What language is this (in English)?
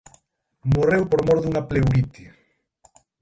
Galician